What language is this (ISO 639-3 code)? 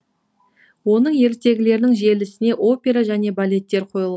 kaz